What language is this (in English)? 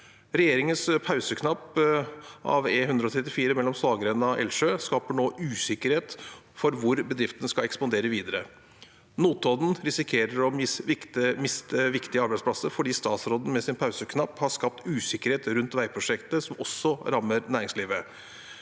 Norwegian